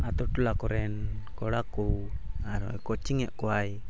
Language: Santali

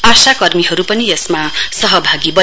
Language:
Nepali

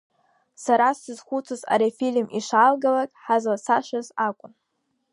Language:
Abkhazian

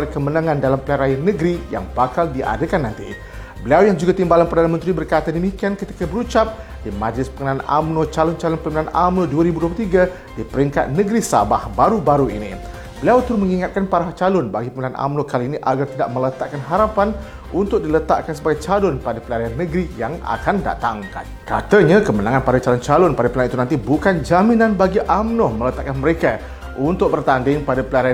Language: Malay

